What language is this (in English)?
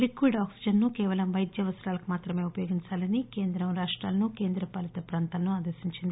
Telugu